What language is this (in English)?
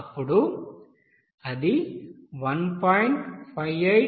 Telugu